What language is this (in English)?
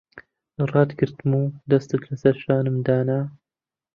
Central Kurdish